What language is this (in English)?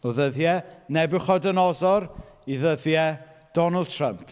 Welsh